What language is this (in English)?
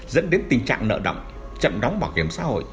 Vietnamese